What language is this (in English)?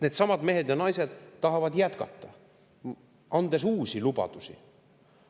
Estonian